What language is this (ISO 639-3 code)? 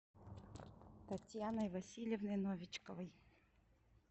rus